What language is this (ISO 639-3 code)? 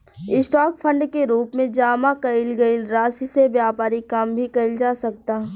bho